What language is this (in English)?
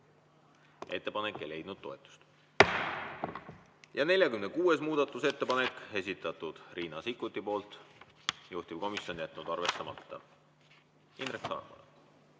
Estonian